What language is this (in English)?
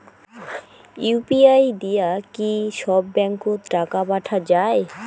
Bangla